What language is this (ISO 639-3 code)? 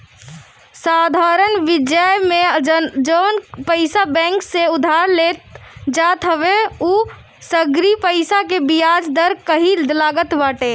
bho